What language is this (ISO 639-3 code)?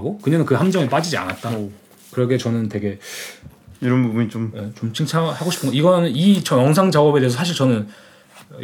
kor